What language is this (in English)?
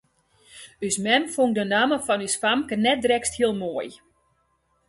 Western Frisian